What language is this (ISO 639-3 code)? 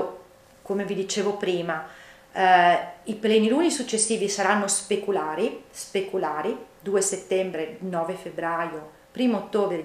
ita